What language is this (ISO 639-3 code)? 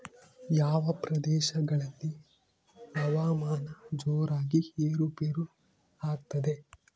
kan